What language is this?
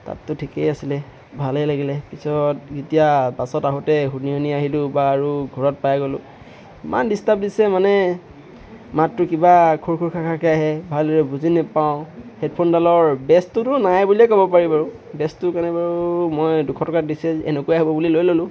Assamese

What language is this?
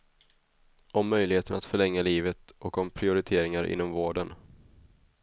Swedish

